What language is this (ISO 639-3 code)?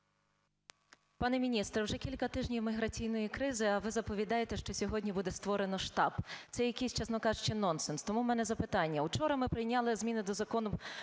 ukr